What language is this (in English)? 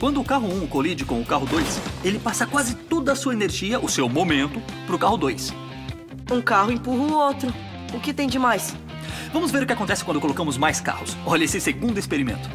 Portuguese